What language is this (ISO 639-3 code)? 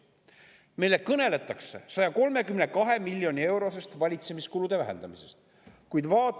est